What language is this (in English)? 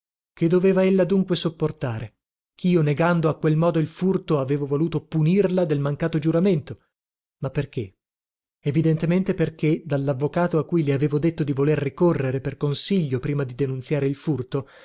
Italian